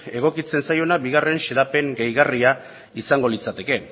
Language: Basque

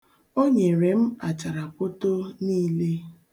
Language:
Igbo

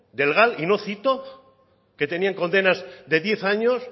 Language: Spanish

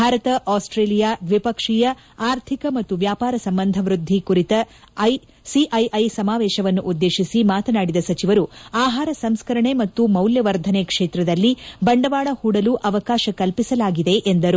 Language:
Kannada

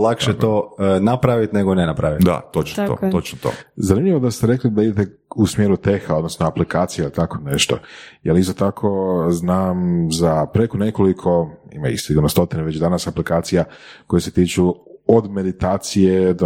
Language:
Croatian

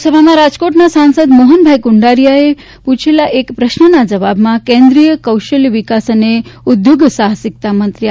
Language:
Gujarati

